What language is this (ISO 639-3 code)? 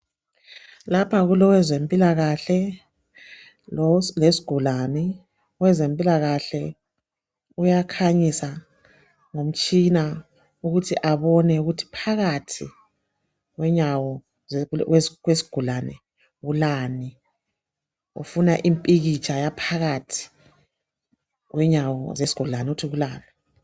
nde